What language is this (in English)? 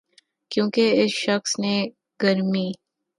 Urdu